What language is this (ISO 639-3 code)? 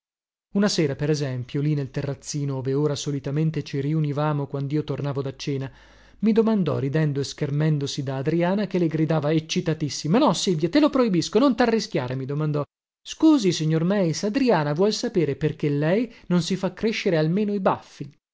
ita